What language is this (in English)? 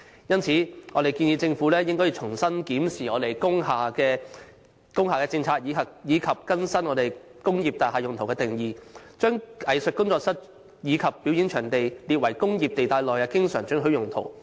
Cantonese